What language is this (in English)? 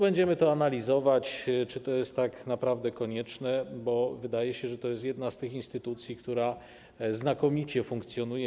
Polish